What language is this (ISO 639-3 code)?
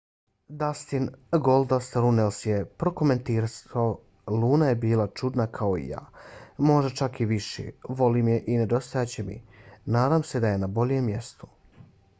bos